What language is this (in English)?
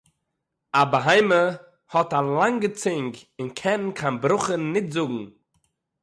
Yiddish